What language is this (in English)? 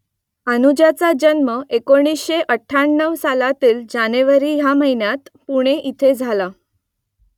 Marathi